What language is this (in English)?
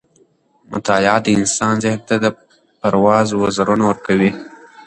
Pashto